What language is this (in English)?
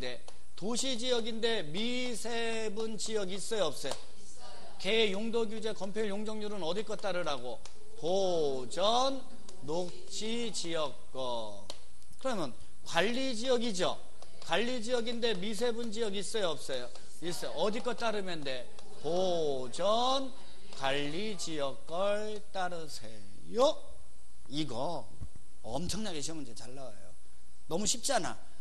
Korean